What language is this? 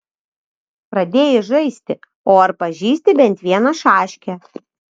Lithuanian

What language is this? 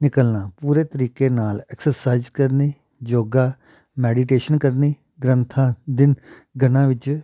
Punjabi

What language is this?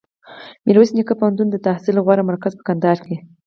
Pashto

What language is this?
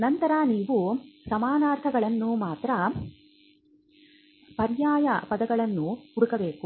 Kannada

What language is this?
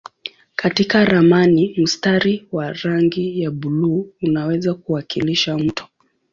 Swahili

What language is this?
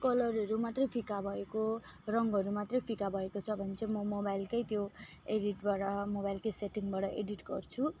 Nepali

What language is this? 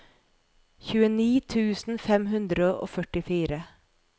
Norwegian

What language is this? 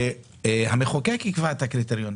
Hebrew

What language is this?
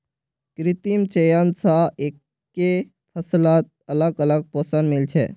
Magahi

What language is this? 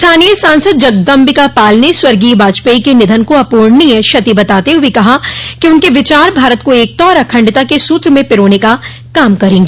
Hindi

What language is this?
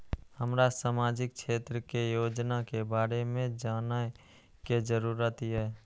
Maithili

